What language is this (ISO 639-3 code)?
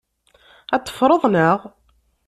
kab